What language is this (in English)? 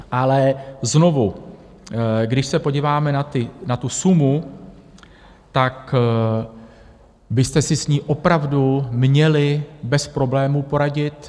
Czech